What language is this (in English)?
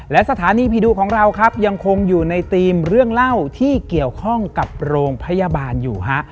Thai